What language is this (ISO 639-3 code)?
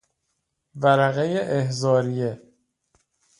fas